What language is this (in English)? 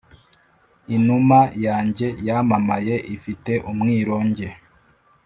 Kinyarwanda